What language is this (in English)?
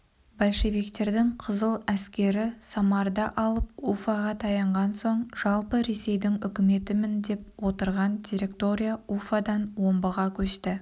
Kazakh